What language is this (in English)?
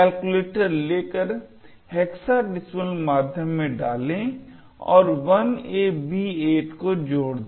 Hindi